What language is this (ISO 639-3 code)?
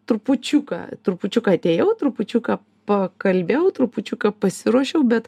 lit